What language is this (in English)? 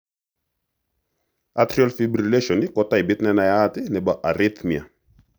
Kalenjin